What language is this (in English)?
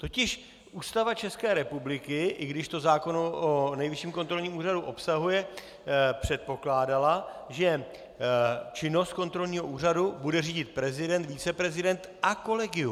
Czech